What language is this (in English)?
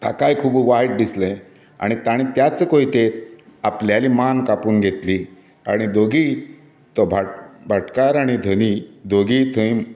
Konkani